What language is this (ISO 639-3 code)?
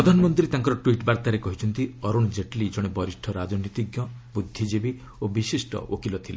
ori